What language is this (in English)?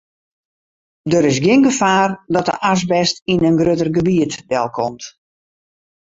Western Frisian